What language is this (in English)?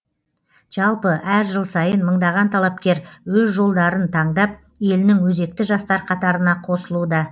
Kazakh